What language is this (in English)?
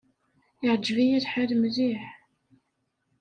Kabyle